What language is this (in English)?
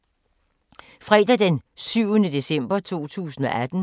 Danish